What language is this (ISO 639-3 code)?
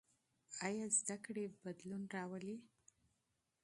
pus